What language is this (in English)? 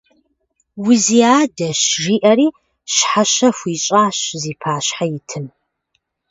Kabardian